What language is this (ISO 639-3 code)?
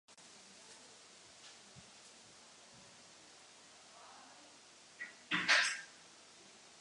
ces